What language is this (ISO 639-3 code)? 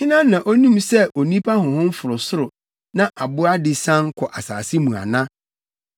aka